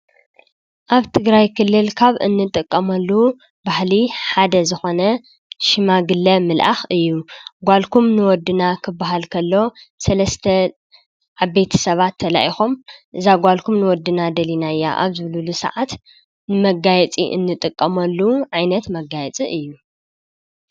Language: Tigrinya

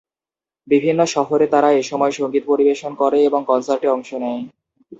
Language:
Bangla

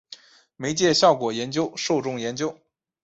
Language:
Chinese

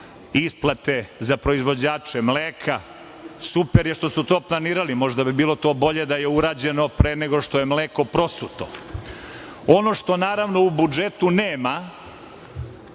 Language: Serbian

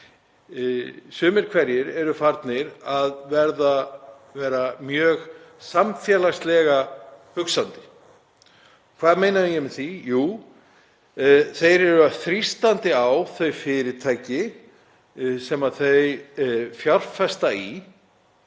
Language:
Icelandic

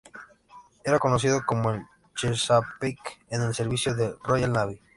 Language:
Spanish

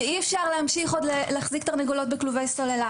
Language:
Hebrew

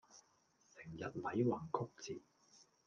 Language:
Cantonese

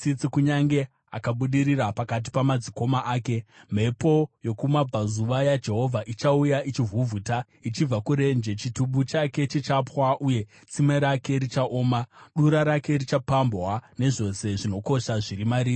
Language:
Shona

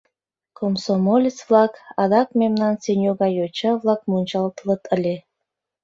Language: Mari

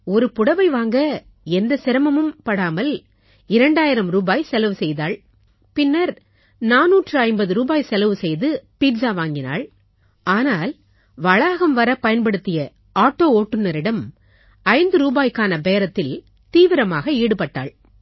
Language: Tamil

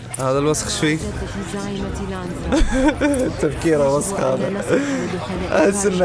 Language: Arabic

